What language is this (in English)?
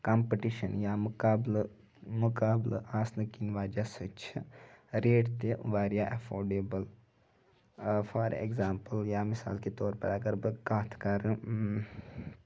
Kashmiri